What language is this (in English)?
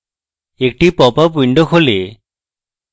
Bangla